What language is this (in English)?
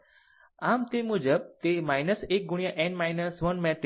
Gujarati